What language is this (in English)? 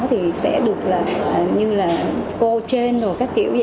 Vietnamese